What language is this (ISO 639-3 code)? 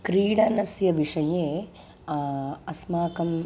san